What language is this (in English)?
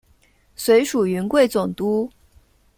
Chinese